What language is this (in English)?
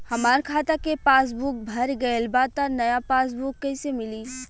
Bhojpuri